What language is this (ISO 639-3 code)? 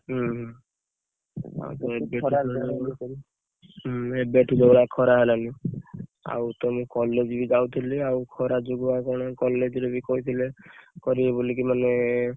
ori